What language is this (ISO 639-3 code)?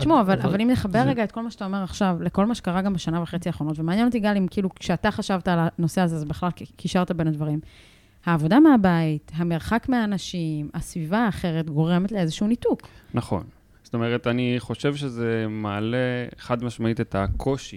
heb